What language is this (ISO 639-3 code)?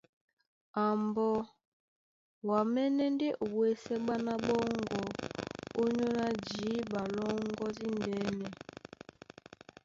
dua